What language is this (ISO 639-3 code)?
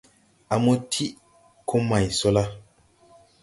tui